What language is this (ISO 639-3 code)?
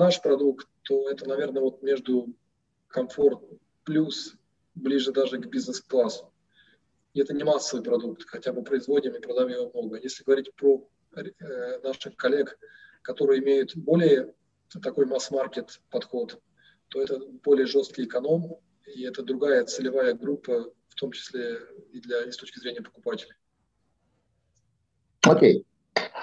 rus